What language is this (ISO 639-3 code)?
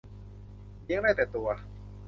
tha